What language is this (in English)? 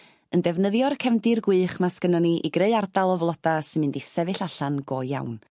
Welsh